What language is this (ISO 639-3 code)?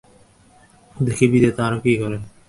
ben